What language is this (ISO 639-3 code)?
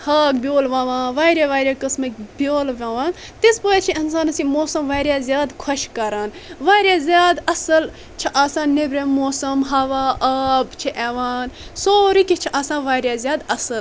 kas